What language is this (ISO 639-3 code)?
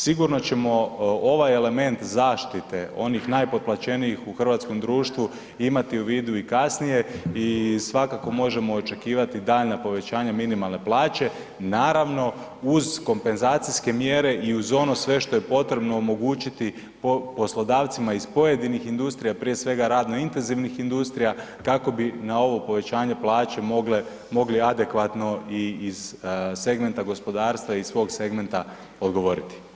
hrv